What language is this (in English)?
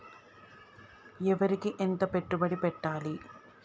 Telugu